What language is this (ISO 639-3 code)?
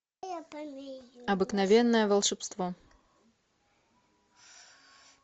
rus